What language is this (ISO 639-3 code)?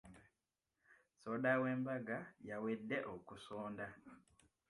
lug